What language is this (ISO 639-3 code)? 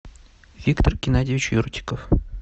rus